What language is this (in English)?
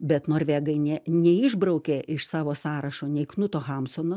Lithuanian